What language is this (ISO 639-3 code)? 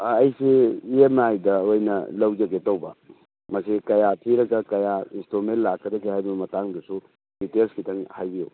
mni